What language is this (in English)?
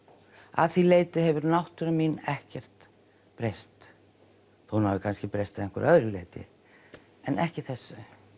Icelandic